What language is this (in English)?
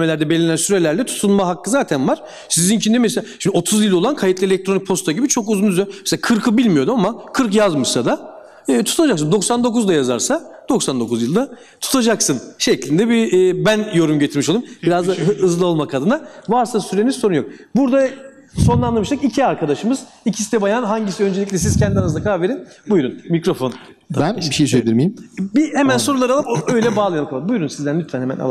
Turkish